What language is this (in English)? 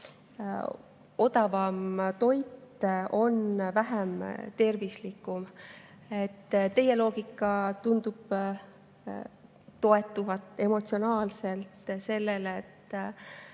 Estonian